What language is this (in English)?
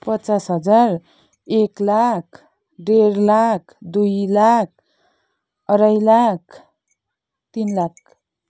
Nepali